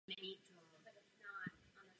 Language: Czech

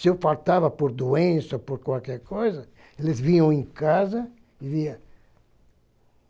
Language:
Portuguese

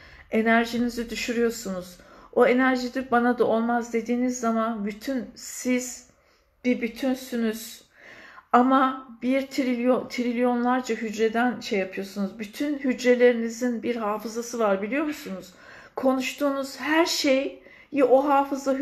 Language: Turkish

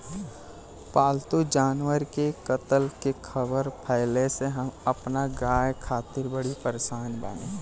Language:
Bhojpuri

